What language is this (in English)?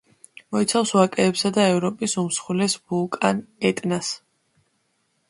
Georgian